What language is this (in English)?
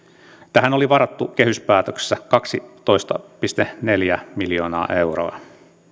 Finnish